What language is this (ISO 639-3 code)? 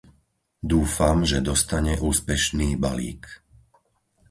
slk